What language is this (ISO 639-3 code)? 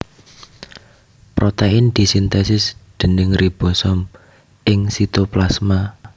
jav